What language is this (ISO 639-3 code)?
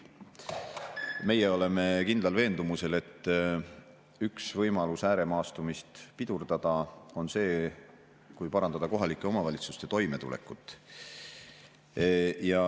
est